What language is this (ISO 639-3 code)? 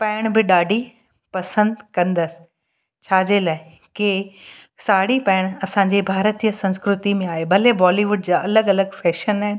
snd